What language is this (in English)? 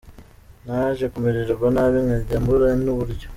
Kinyarwanda